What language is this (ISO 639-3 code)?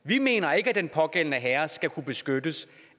dan